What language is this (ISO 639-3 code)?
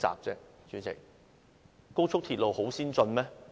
yue